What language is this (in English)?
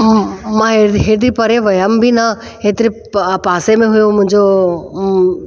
Sindhi